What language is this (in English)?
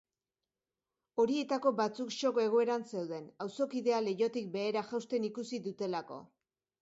Basque